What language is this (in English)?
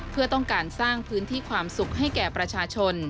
Thai